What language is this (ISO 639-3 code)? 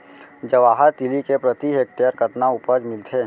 hne